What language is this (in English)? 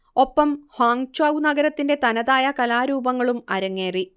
Malayalam